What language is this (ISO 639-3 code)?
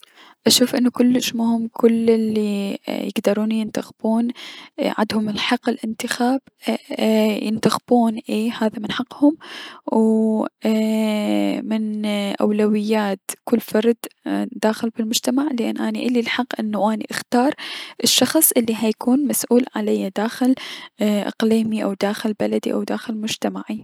acm